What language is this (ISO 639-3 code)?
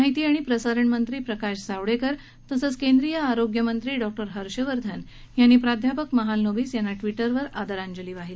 mar